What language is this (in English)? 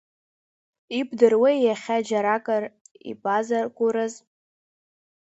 Abkhazian